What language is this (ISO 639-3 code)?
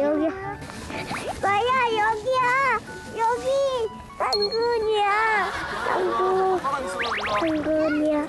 kor